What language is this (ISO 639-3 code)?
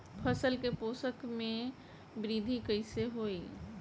bho